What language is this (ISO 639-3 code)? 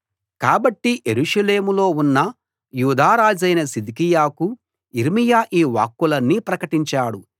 tel